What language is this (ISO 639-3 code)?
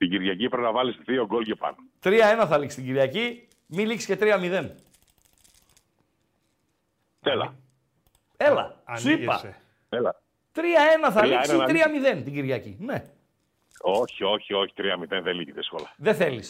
ell